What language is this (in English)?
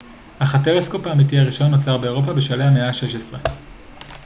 Hebrew